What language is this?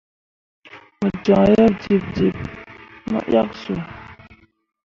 Mundang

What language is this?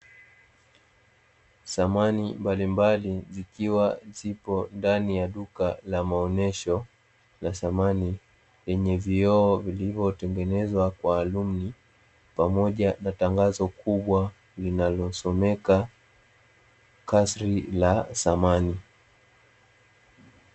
Swahili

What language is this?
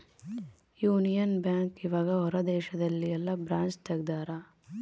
Kannada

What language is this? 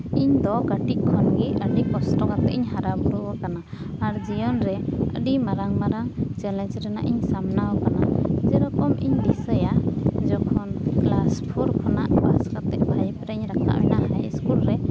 Santali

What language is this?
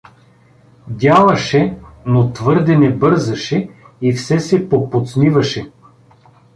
Bulgarian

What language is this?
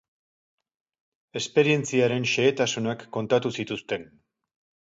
Basque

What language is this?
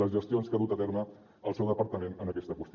Catalan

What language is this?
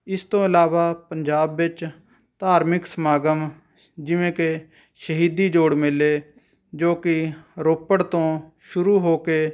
Punjabi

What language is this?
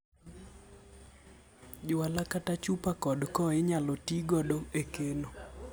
Luo (Kenya and Tanzania)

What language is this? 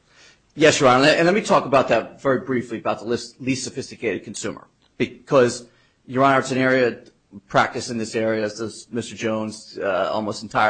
English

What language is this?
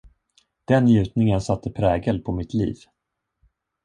Swedish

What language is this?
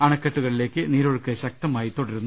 Malayalam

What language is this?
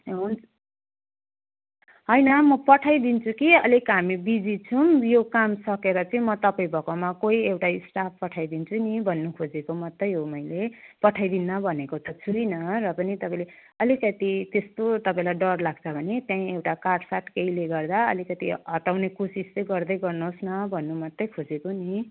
Nepali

